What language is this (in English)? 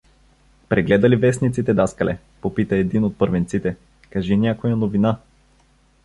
Bulgarian